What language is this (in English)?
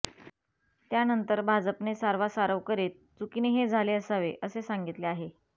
Marathi